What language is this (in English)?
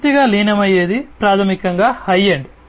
Telugu